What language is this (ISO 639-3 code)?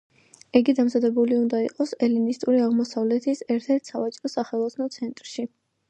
kat